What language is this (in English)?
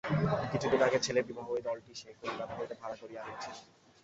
Bangla